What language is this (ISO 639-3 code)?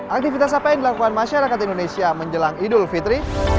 ind